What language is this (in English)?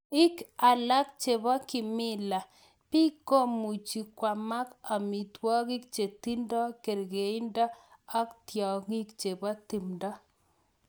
Kalenjin